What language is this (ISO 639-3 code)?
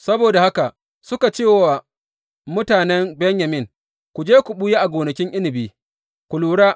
hau